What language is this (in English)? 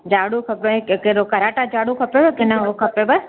Sindhi